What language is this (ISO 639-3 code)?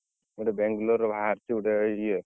ori